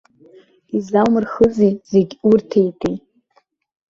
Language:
Abkhazian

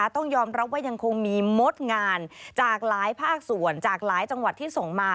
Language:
Thai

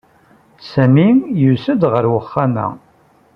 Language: Kabyle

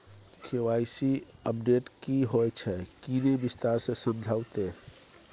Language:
Maithili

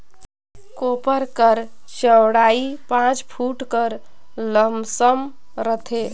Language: Chhattisgarhi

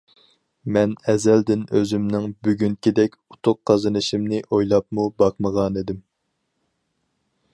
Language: Uyghur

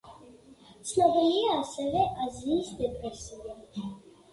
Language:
Georgian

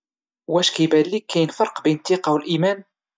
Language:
Moroccan Arabic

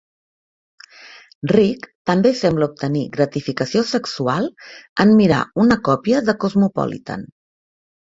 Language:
Catalan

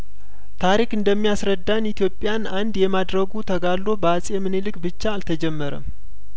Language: Amharic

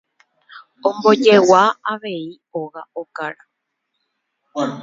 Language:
Guarani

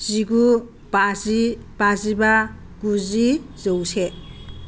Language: Bodo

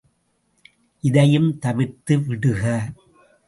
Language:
Tamil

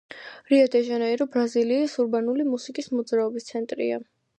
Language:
Georgian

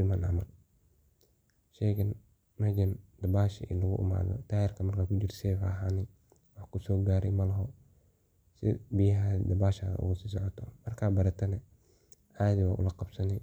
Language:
Somali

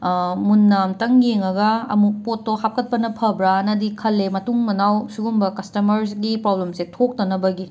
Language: Manipuri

